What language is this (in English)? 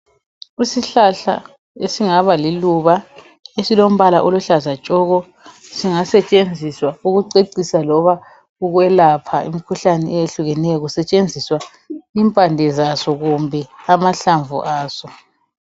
North Ndebele